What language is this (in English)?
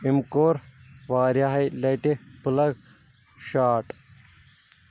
Kashmiri